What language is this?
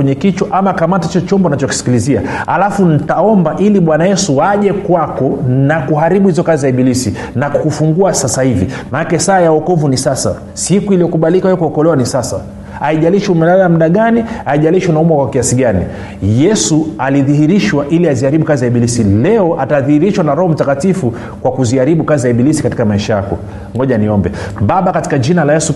Swahili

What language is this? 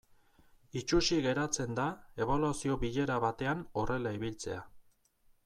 Basque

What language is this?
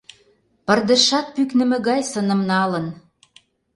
Mari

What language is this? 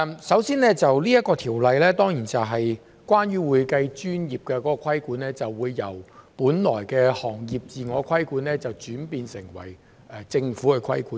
Cantonese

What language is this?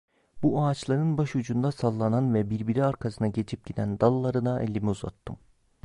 Turkish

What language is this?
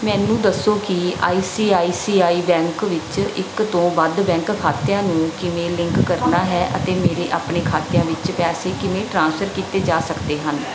Punjabi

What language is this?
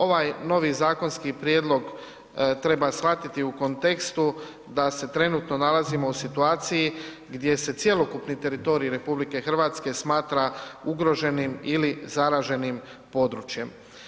Croatian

